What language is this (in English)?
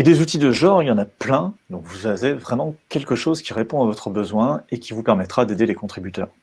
French